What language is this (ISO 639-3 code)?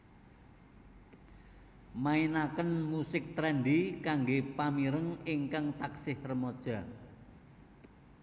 jav